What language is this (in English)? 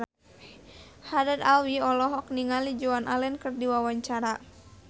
Sundanese